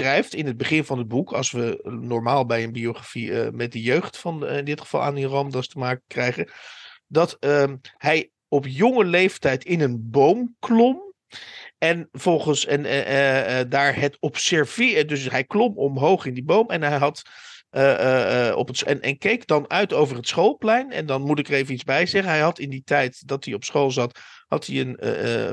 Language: Dutch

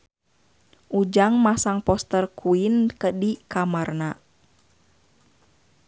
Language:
Sundanese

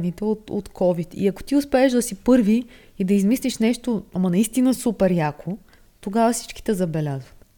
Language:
Bulgarian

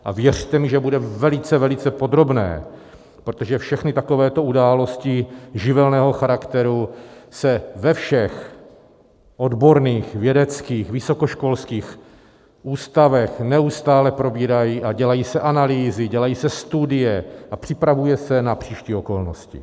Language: Czech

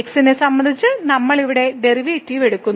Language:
Malayalam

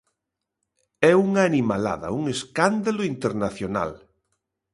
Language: Galician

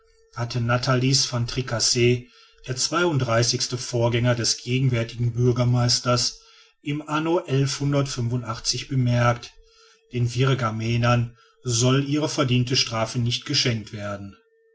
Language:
German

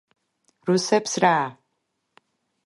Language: Georgian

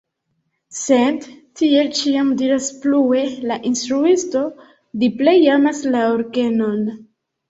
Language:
Esperanto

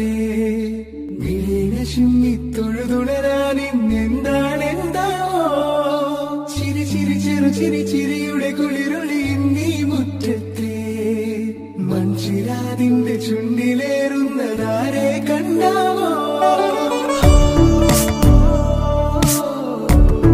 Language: Hindi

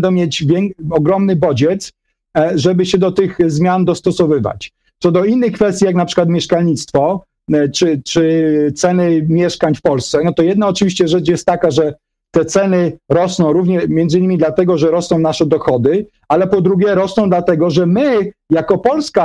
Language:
Polish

